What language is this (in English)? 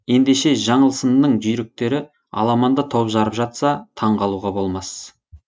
Kazakh